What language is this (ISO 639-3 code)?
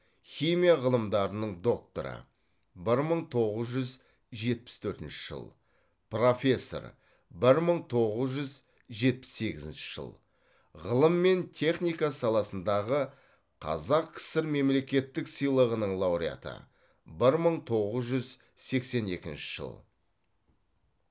kaz